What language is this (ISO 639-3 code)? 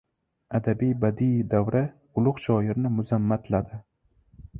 uzb